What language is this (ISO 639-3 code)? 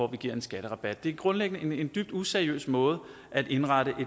dan